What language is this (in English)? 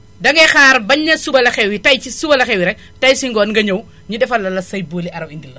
Wolof